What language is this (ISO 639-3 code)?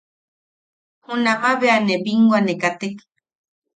yaq